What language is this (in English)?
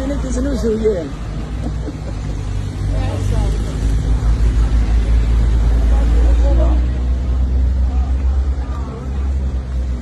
Arabic